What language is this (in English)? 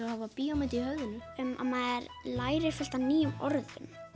Icelandic